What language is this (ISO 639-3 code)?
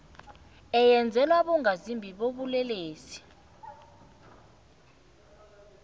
nbl